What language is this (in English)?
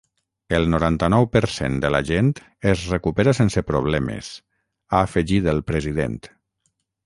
Catalan